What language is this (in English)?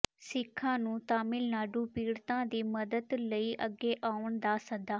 Punjabi